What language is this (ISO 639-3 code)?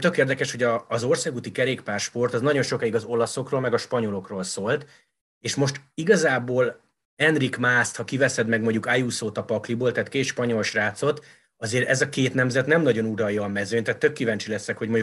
hun